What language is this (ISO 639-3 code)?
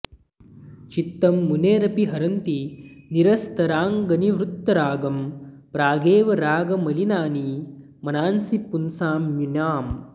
san